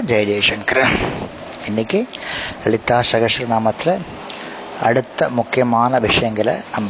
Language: Tamil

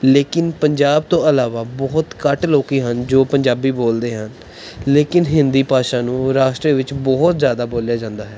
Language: Punjabi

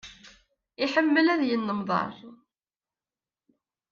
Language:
Kabyle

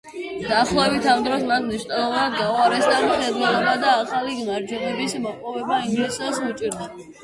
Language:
Georgian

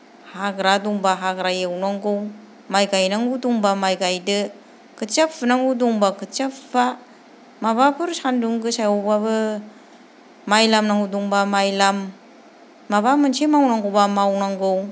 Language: Bodo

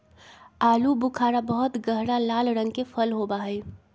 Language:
Magahi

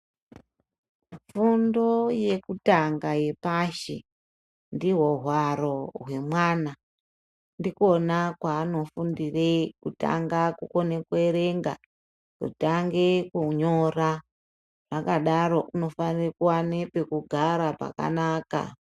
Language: Ndau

